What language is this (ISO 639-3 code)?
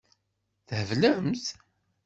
kab